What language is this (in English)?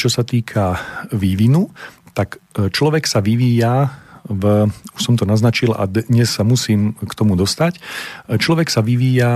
Slovak